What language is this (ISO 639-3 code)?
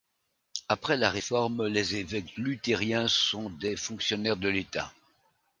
fra